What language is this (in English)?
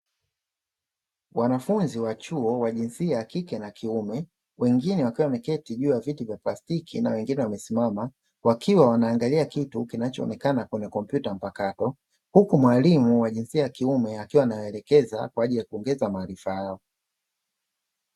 Swahili